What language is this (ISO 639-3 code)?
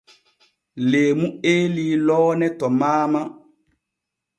fue